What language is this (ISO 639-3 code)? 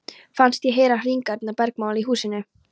isl